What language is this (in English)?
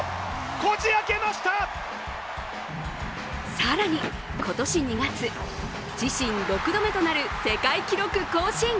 Japanese